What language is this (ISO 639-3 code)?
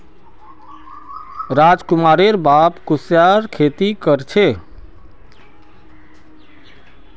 mag